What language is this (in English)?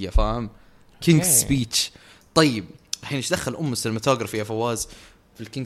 Arabic